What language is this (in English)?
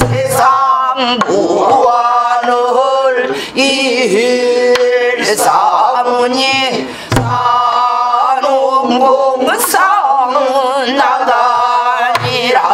Korean